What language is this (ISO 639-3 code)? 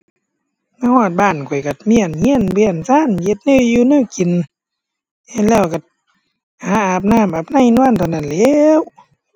tha